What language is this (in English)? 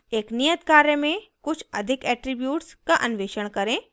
Hindi